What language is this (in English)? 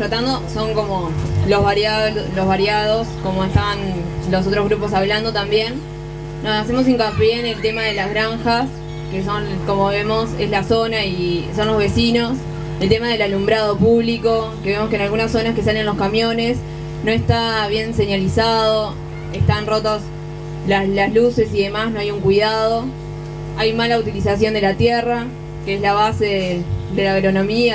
Spanish